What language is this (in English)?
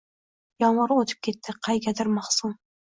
Uzbek